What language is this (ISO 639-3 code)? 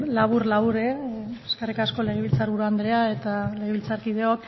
eus